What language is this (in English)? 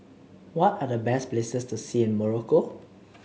English